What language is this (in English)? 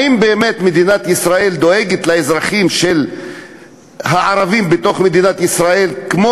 Hebrew